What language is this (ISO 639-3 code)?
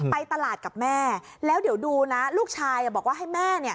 tha